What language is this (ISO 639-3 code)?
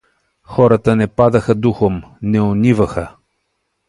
bul